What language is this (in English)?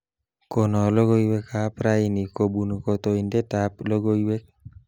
Kalenjin